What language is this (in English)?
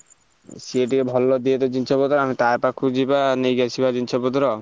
Odia